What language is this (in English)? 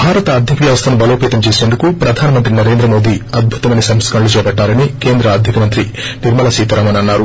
Telugu